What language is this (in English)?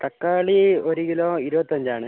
Malayalam